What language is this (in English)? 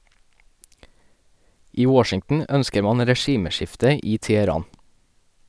Norwegian